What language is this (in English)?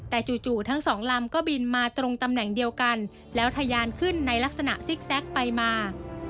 Thai